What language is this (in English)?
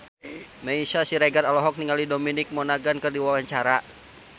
Sundanese